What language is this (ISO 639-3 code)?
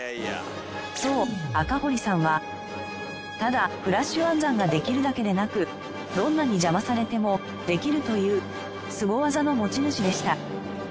jpn